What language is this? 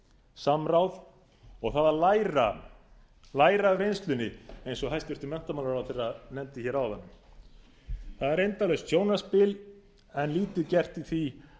Icelandic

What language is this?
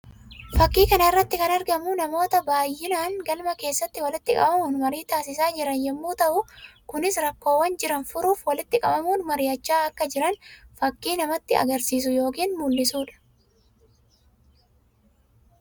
Oromo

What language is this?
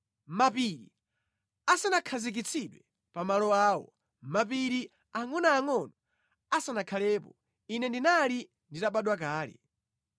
Nyanja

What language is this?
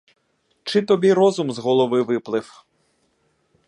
Ukrainian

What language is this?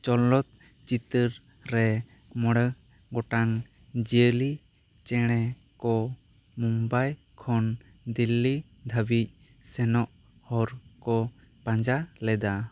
Santali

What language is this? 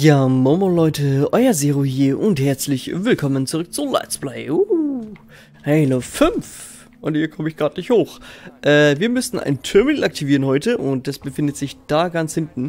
German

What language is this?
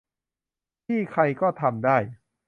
Thai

